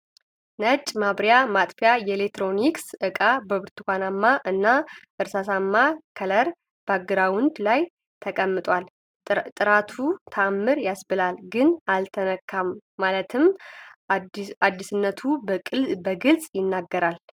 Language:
Amharic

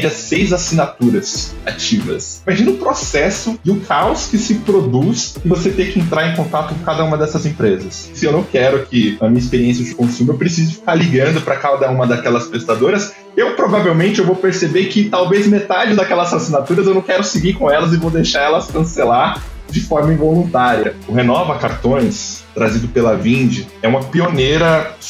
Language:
Portuguese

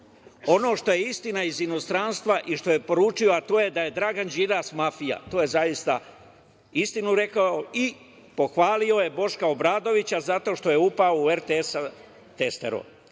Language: Serbian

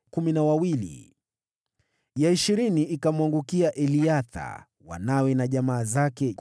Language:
Swahili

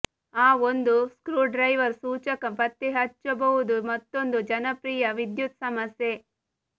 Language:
Kannada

